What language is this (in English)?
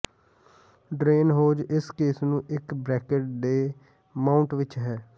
Punjabi